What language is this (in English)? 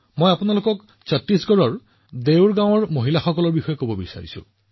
Assamese